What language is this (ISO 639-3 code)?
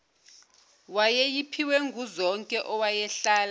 zul